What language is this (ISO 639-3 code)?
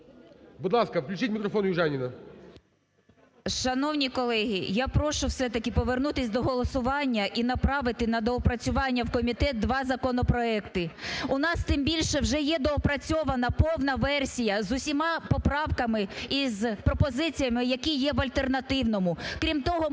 ukr